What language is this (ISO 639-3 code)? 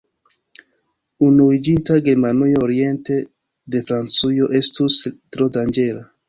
epo